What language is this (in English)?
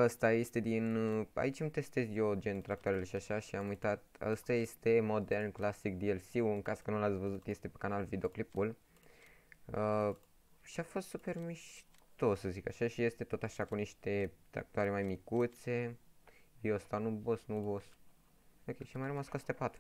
Romanian